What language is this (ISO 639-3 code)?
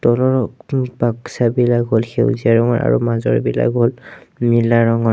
asm